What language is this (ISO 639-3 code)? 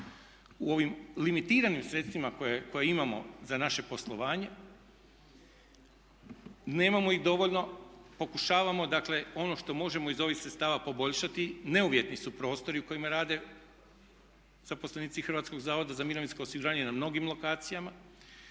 hrv